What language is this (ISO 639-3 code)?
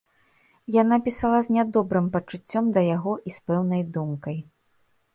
bel